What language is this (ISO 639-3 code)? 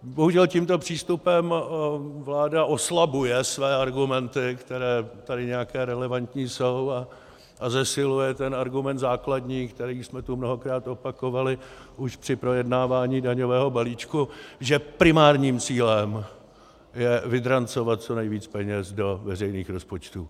ces